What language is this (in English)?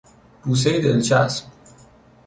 Persian